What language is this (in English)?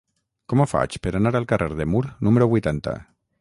Catalan